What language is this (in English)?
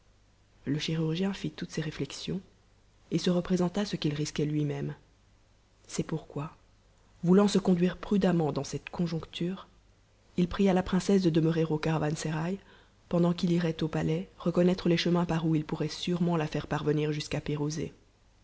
French